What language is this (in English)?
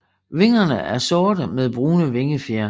Danish